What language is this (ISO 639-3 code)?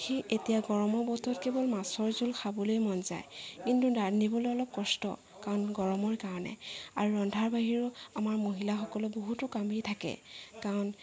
asm